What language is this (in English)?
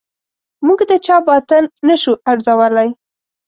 Pashto